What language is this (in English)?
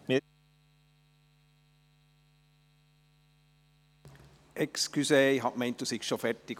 Swiss German